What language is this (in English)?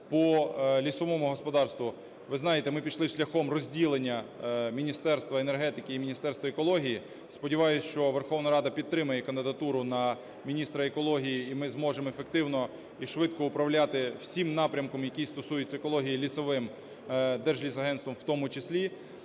Ukrainian